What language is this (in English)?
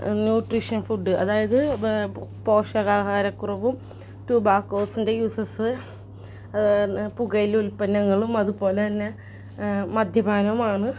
Malayalam